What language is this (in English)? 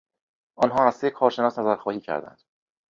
Persian